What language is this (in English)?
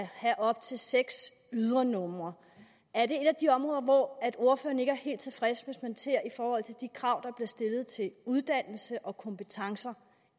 Danish